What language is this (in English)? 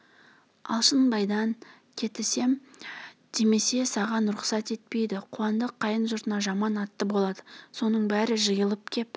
Kazakh